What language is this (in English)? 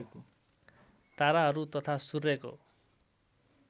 Nepali